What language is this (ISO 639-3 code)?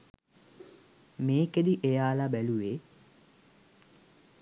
sin